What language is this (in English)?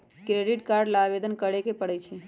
Magahi